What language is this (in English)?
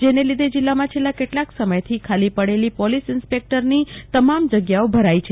Gujarati